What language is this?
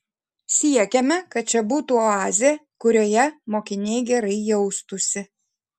Lithuanian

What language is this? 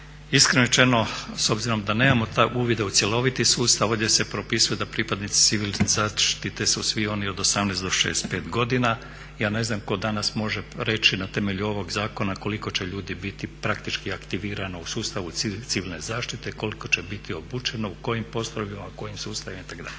Croatian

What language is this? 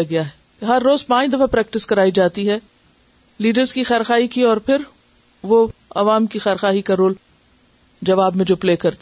Urdu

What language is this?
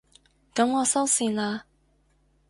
Cantonese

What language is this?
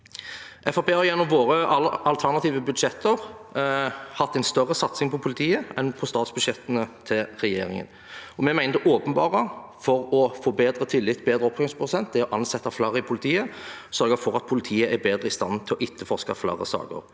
Norwegian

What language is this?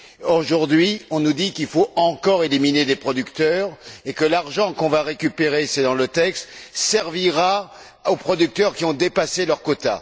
French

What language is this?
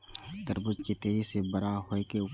Maithili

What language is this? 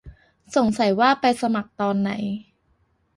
Thai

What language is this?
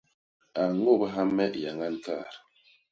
Basaa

